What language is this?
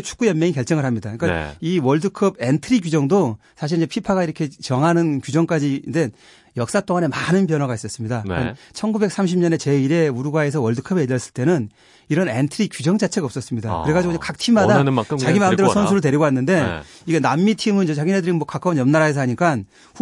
Korean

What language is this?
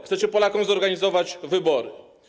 Polish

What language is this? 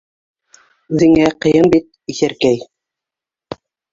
Bashkir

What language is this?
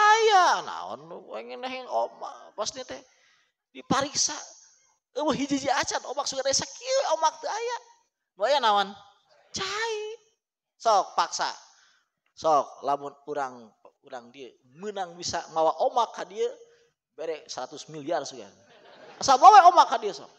Indonesian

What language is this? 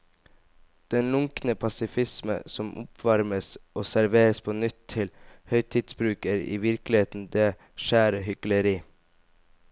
Norwegian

